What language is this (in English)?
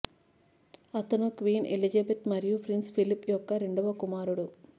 Telugu